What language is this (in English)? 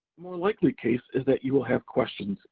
English